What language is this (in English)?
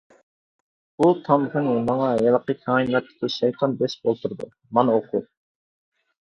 Uyghur